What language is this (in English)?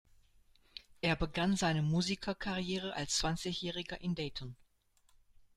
German